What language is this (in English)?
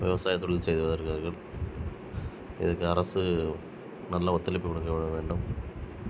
Tamil